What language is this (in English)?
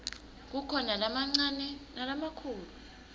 Swati